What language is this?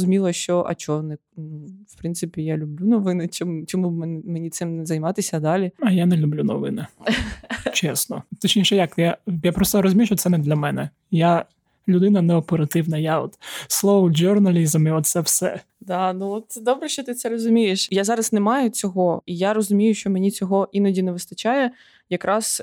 Ukrainian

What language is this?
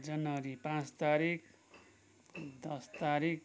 Nepali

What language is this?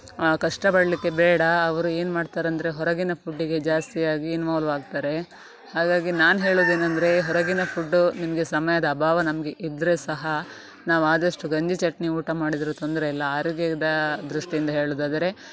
Kannada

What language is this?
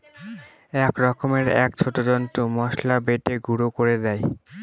Bangla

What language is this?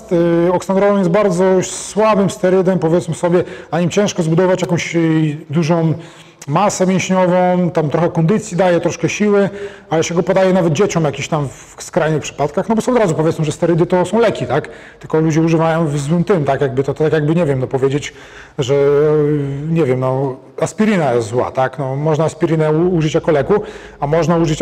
Polish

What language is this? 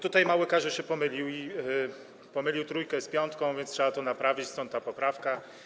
Polish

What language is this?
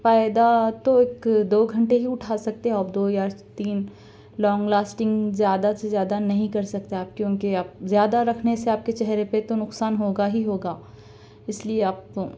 Urdu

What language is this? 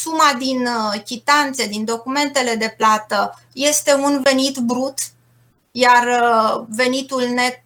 Romanian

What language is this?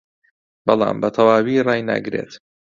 Central Kurdish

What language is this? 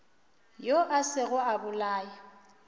Northern Sotho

